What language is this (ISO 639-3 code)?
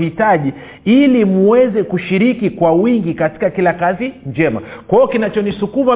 swa